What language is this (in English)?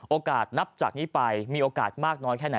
Thai